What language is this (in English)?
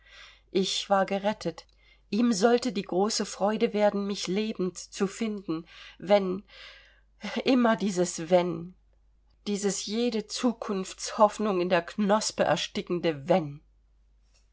German